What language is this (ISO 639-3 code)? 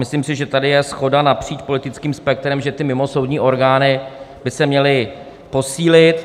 ces